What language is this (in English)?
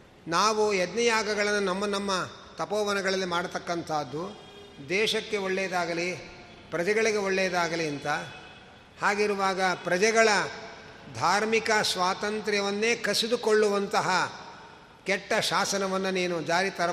Kannada